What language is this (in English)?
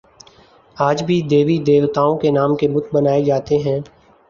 Urdu